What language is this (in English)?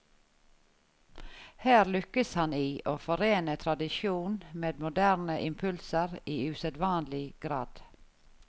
Norwegian